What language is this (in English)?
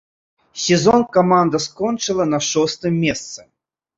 Belarusian